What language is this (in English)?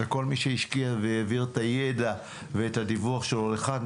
Hebrew